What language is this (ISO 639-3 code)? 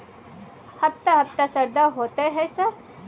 mai